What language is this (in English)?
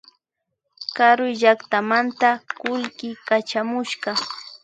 Imbabura Highland Quichua